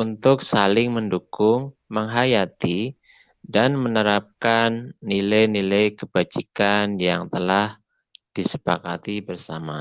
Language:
Indonesian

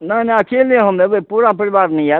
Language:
Maithili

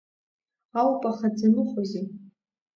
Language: Abkhazian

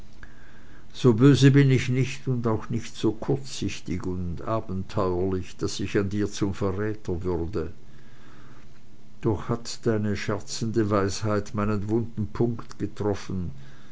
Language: German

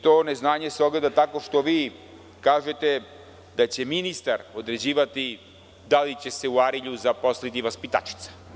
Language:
Serbian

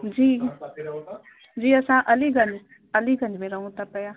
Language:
Sindhi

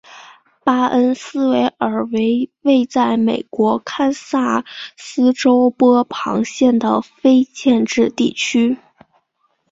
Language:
Chinese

